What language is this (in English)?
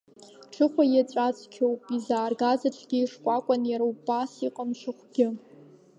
Abkhazian